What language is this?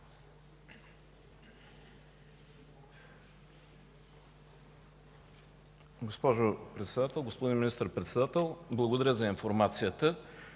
Bulgarian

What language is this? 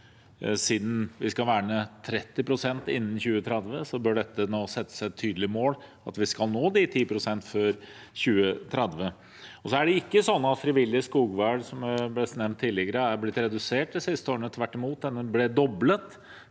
Norwegian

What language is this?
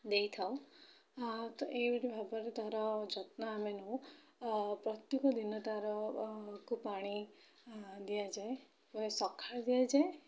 Odia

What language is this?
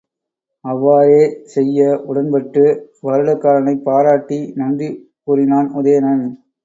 Tamil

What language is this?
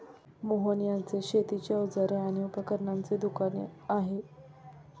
Marathi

